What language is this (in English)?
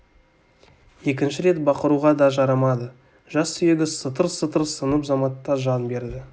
Kazakh